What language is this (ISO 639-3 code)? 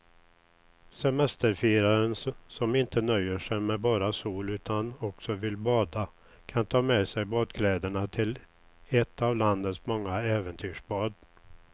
swe